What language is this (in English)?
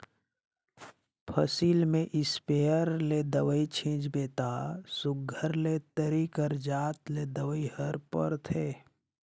Chhattisgarhi